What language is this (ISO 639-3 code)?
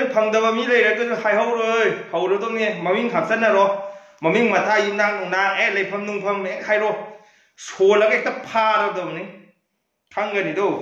tha